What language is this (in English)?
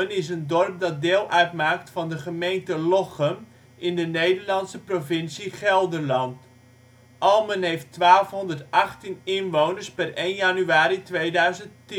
Dutch